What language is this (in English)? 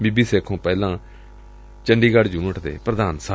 Punjabi